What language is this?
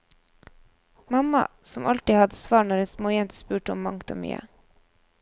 Norwegian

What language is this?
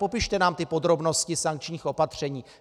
Czech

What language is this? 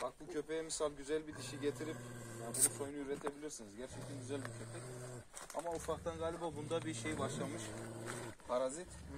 Turkish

